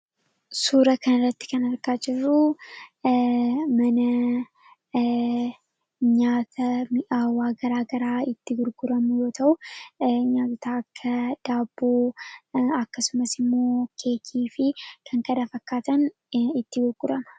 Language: Oromo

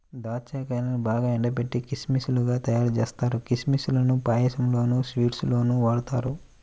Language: Telugu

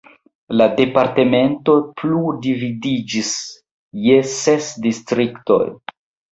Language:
Esperanto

